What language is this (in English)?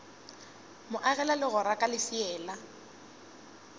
Northern Sotho